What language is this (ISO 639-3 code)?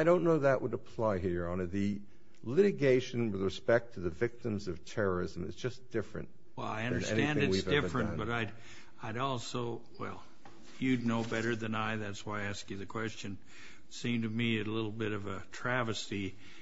eng